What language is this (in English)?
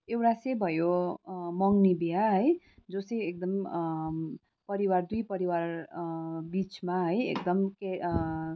Nepali